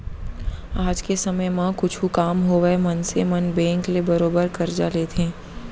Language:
Chhattisgarhi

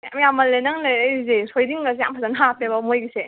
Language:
Manipuri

